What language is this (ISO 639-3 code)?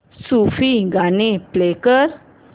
mar